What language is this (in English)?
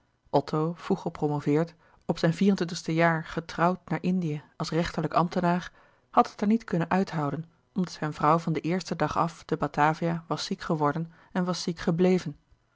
Dutch